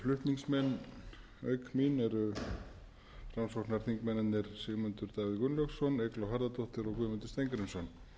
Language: Icelandic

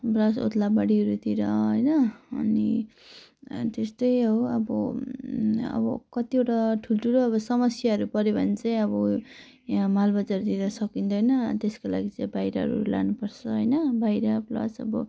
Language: Nepali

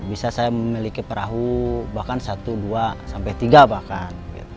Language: Indonesian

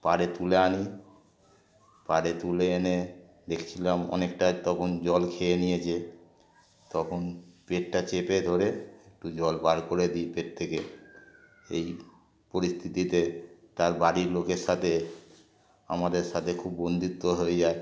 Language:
Bangla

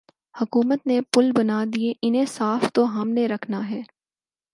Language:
Urdu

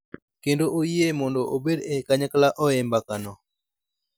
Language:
Luo (Kenya and Tanzania)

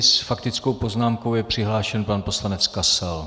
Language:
Czech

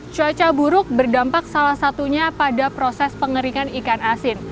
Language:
Indonesian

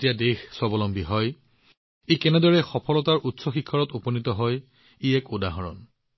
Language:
Assamese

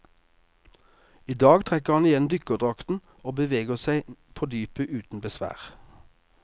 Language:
Norwegian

